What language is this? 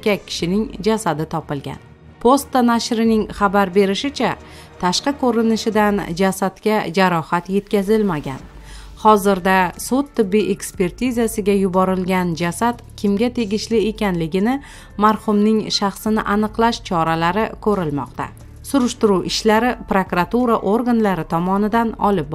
Dutch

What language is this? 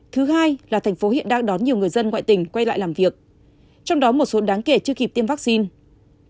Vietnamese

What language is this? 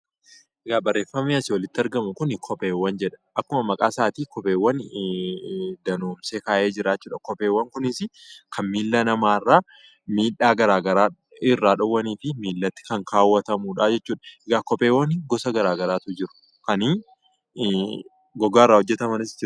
Oromo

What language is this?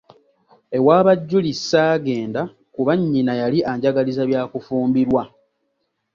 Ganda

